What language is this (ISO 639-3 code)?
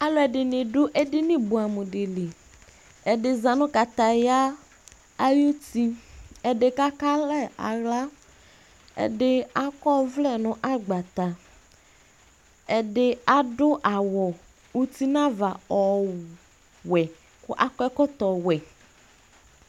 kpo